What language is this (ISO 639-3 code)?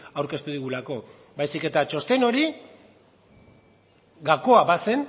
eus